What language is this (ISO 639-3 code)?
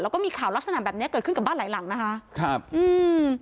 tha